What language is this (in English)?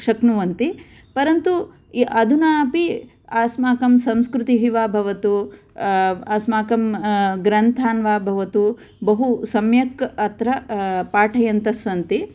Sanskrit